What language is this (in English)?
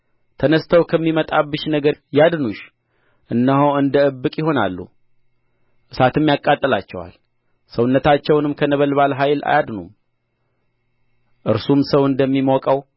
Amharic